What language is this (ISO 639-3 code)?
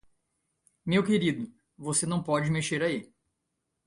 por